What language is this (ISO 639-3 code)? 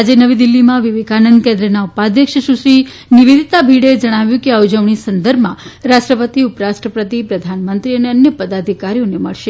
guj